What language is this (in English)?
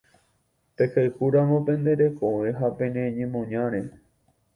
Guarani